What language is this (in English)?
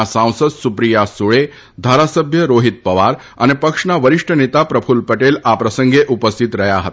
Gujarati